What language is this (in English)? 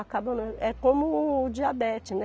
Portuguese